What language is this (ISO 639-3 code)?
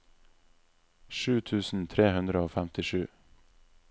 nor